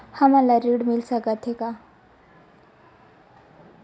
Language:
Chhattisgarhi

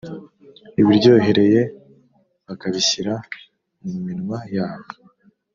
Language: Kinyarwanda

